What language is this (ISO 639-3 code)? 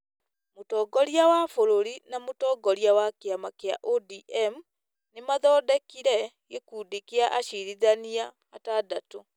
kik